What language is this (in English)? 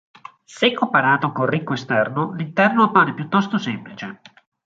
Italian